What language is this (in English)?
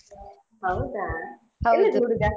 Kannada